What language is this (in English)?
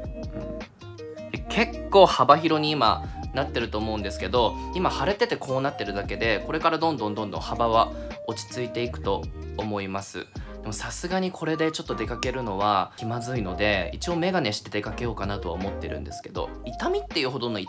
Japanese